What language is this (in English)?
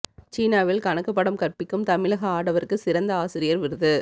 Tamil